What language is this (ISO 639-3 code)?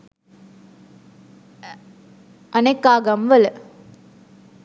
sin